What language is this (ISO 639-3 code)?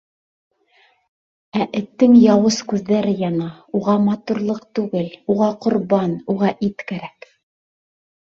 bak